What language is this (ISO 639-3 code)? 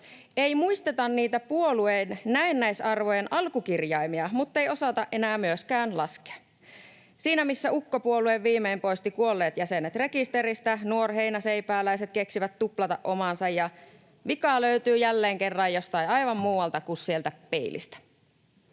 fin